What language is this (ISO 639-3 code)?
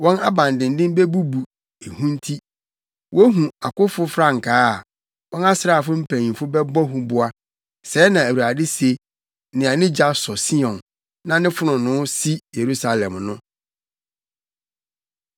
aka